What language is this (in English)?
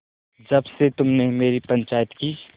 Hindi